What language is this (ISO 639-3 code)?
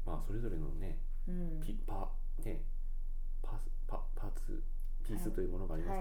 jpn